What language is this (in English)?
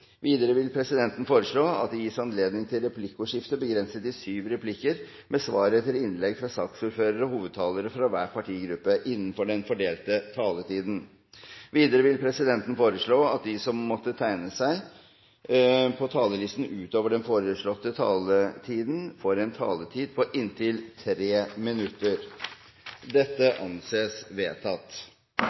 Norwegian Bokmål